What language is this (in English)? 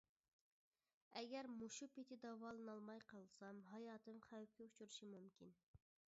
Uyghur